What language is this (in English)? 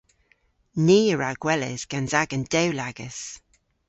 Cornish